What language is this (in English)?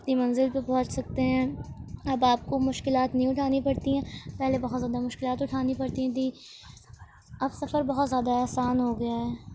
Urdu